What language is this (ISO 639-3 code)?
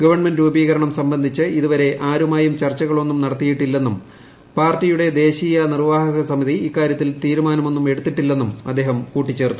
mal